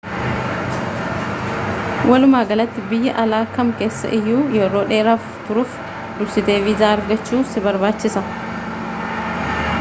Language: Oromo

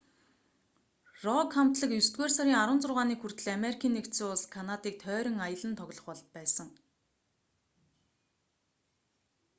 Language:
Mongolian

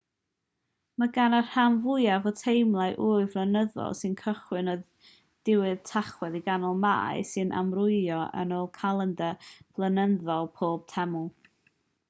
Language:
Welsh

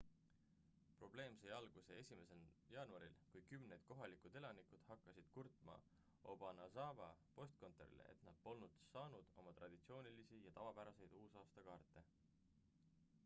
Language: Estonian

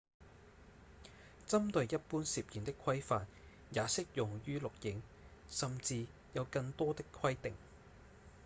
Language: Cantonese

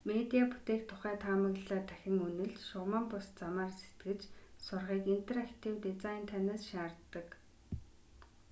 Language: Mongolian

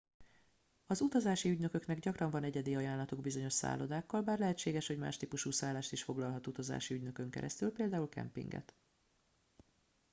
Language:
Hungarian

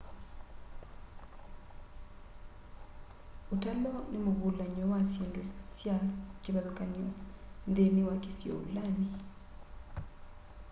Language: Kamba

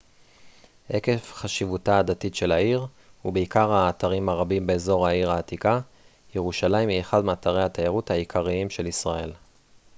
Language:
Hebrew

